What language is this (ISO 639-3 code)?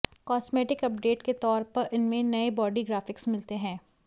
hin